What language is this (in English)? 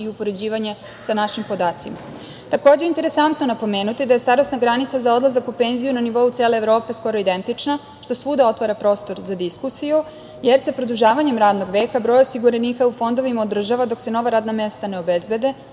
Serbian